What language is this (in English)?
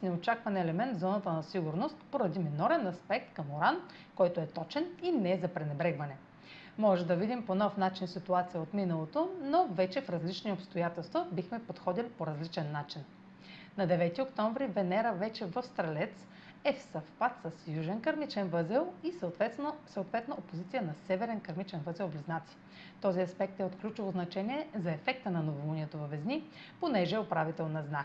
Bulgarian